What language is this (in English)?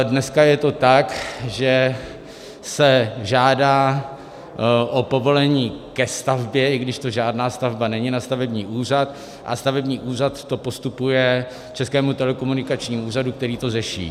Czech